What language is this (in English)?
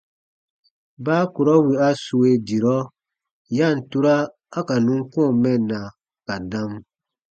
Baatonum